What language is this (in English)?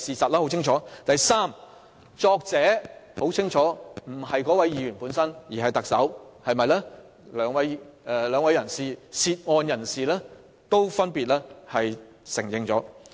Cantonese